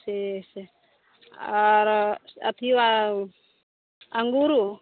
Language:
Maithili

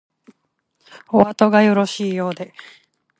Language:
Japanese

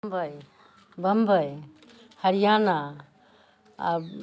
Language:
Maithili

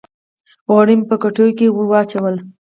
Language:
Pashto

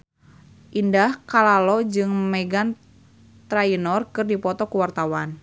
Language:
Sundanese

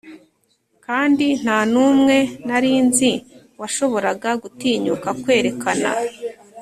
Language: Kinyarwanda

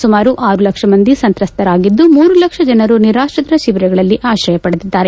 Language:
Kannada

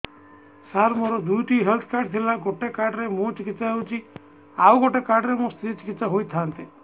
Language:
Odia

